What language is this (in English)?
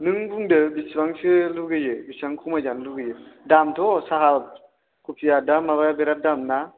Bodo